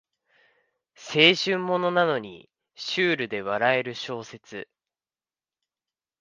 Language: Japanese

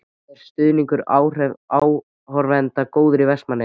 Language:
Icelandic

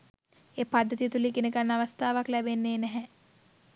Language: Sinhala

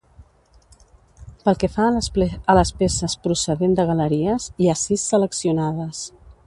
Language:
Catalan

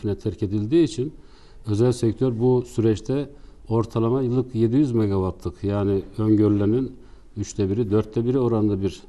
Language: Turkish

